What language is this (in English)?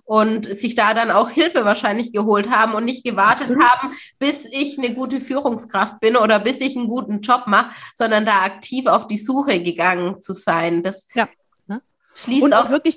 German